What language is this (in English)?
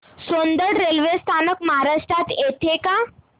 Marathi